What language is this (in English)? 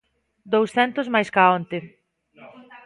Galician